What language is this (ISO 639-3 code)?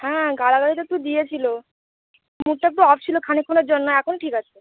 ben